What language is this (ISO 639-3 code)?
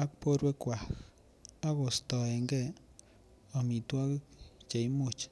kln